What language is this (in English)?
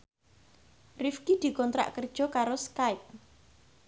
Javanese